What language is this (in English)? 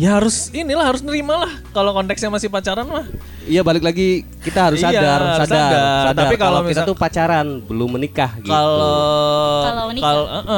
Indonesian